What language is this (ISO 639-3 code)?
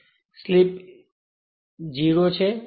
guj